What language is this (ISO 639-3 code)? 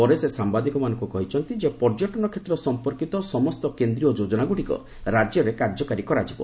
ori